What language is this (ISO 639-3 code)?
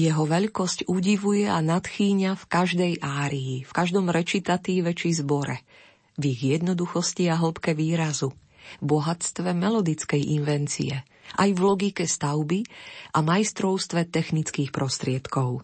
slk